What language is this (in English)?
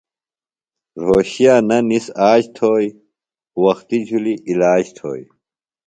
Phalura